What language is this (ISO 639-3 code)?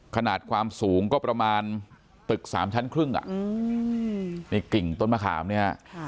tha